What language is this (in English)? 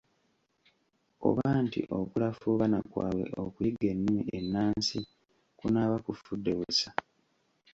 Ganda